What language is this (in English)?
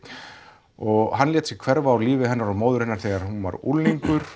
Icelandic